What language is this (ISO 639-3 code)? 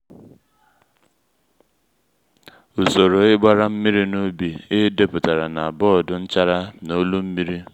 ibo